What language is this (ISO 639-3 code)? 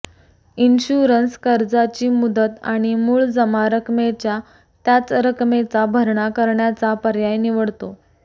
mar